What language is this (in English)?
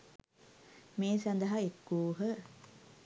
Sinhala